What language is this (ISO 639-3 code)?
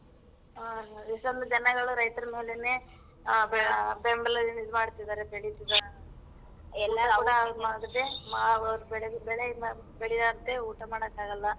kan